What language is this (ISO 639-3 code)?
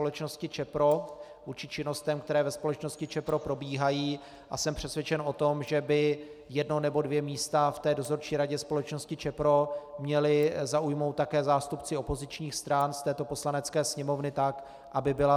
ces